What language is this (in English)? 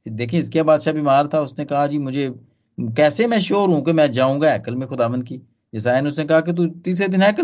Hindi